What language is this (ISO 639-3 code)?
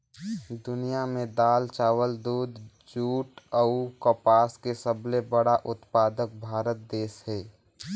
hne